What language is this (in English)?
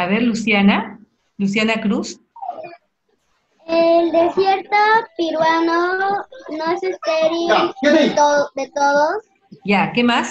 Spanish